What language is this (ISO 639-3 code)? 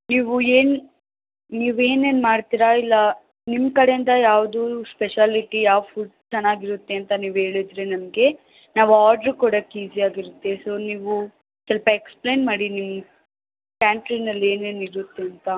kan